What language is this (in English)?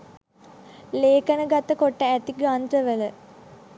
Sinhala